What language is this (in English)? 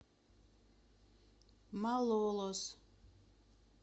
Russian